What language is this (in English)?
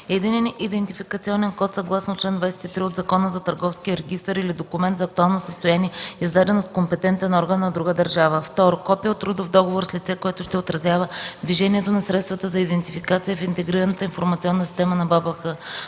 Bulgarian